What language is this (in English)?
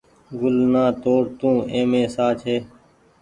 Goaria